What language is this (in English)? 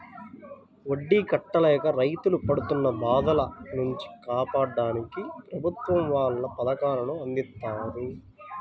Telugu